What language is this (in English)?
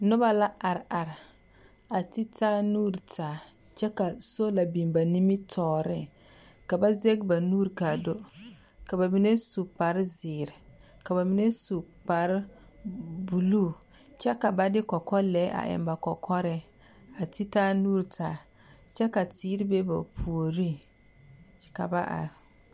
Southern Dagaare